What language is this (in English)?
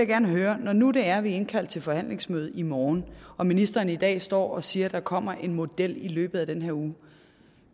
Danish